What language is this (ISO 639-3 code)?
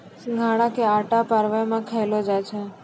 mai